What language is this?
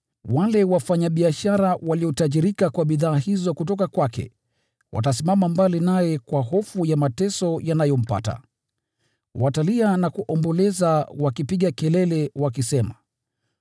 Swahili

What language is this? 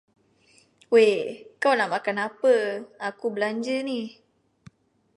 Malay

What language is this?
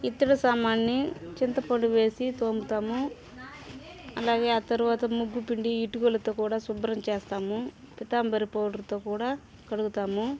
Telugu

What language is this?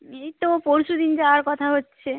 Bangla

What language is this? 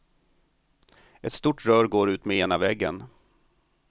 Swedish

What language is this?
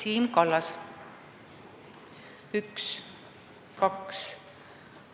Estonian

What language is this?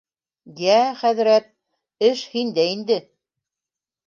Bashkir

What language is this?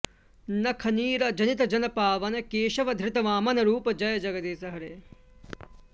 Sanskrit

